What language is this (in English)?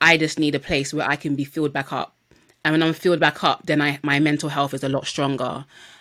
English